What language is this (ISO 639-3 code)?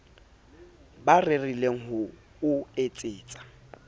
sot